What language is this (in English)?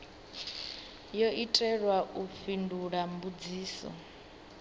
Venda